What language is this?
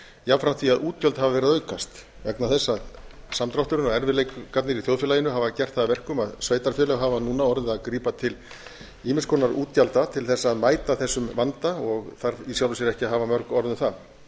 Icelandic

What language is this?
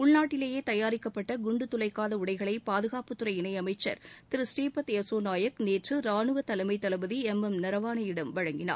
Tamil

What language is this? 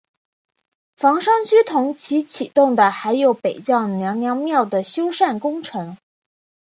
Chinese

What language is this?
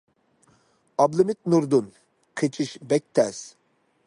Uyghur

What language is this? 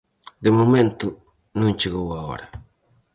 Galician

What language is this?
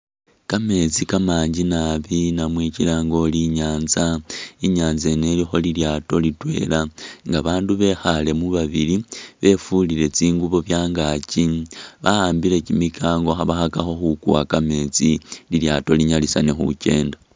Masaaba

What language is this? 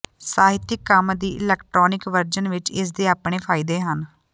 Punjabi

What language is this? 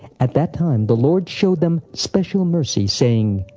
English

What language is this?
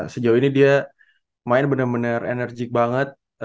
Indonesian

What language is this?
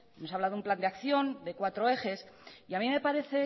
Spanish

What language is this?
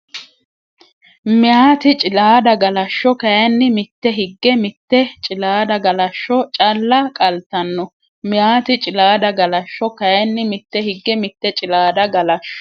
Sidamo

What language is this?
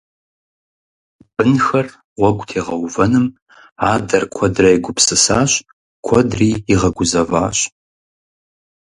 Kabardian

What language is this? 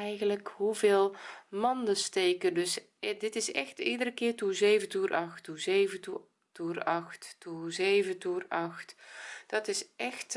Dutch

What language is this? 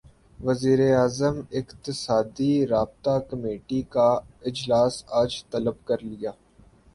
Urdu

